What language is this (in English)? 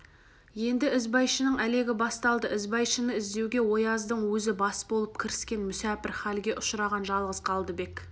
Kazakh